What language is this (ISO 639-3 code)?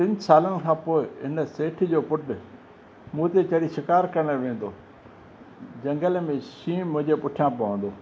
snd